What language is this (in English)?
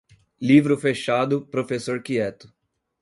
Portuguese